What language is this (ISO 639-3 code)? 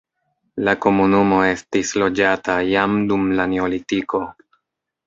epo